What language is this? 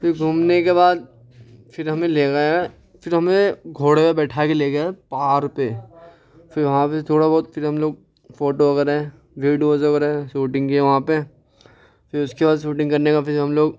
Urdu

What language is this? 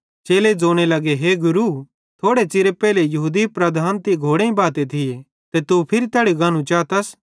Bhadrawahi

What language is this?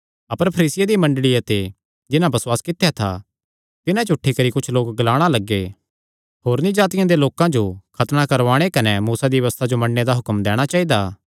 Kangri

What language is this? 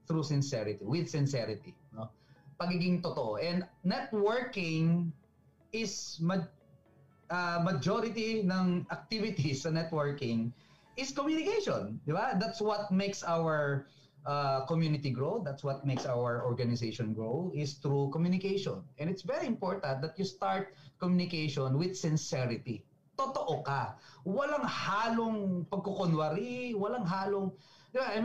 Filipino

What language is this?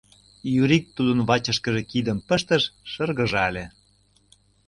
Mari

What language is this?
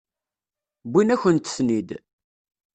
Kabyle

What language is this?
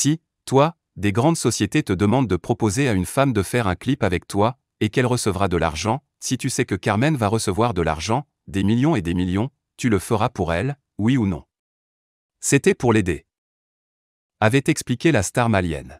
French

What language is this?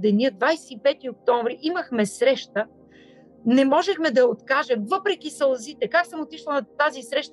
Bulgarian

